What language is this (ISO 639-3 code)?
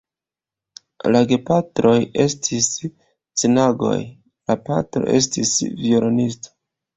epo